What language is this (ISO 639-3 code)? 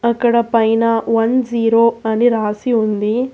tel